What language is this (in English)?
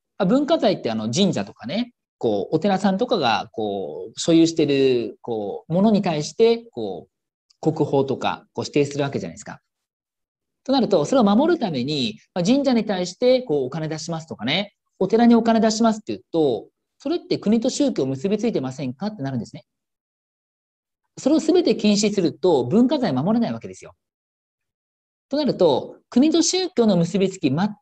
Japanese